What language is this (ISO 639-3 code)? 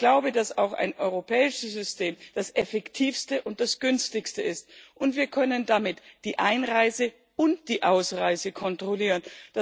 deu